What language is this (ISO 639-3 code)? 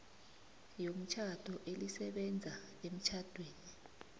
nbl